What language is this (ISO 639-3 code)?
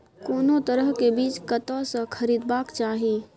mai